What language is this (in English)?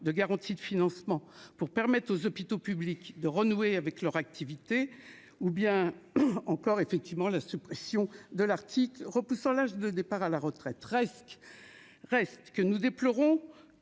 French